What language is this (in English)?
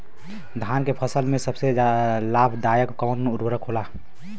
Bhojpuri